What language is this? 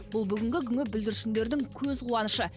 Kazakh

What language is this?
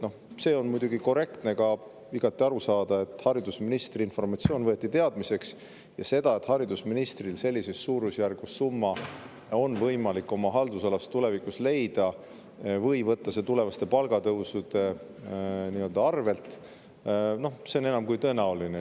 Estonian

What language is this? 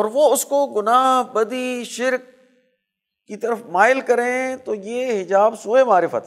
Urdu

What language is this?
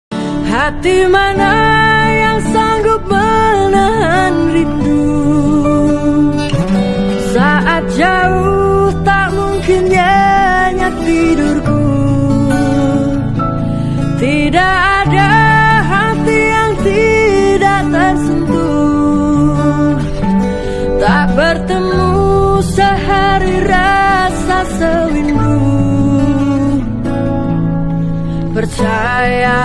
Indonesian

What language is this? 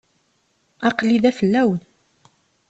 Kabyle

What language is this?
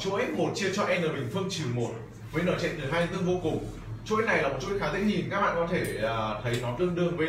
Vietnamese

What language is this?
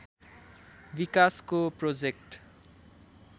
Nepali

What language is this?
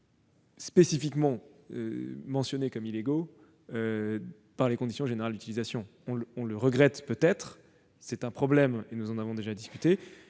French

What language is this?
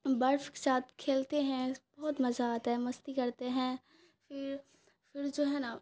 Urdu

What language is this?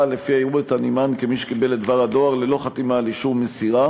Hebrew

